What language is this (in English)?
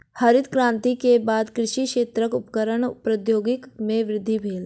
Maithili